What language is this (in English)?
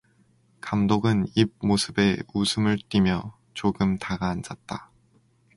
Korean